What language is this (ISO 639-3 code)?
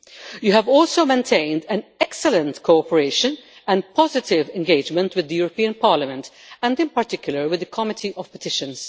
eng